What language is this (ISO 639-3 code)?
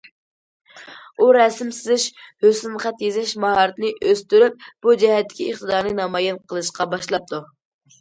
uig